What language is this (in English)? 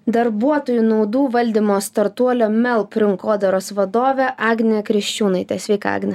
Lithuanian